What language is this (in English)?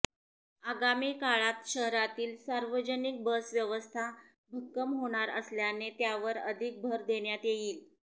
Marathi